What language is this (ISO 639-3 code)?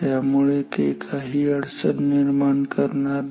mar